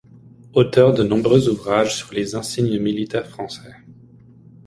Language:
French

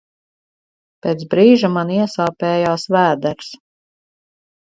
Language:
Latvian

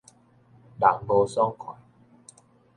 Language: Min Nan Chinese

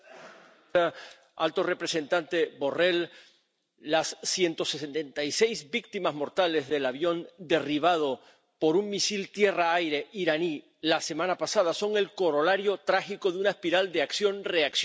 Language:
Spanish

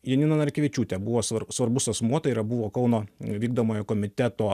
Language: Lithuanian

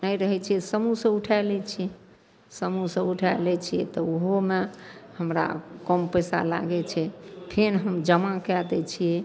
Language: Maithili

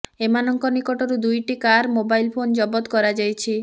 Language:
Odia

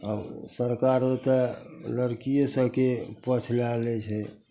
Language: Maithili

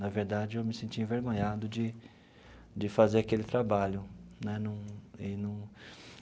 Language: Portuguese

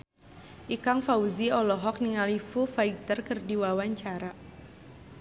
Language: Sundanese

